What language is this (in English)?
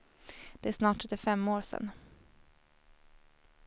Swedish